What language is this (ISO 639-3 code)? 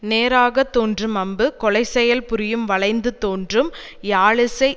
tam